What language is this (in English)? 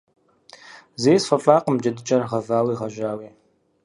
Kabardian